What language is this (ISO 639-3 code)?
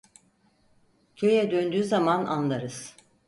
tur